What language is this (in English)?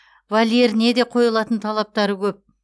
Kazakh